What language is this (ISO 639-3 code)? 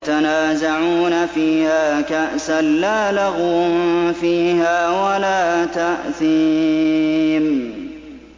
ara